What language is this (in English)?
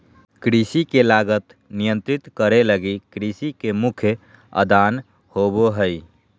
Magahi